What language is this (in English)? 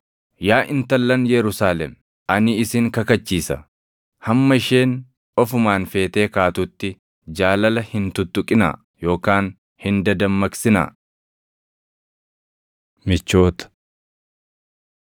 Oromo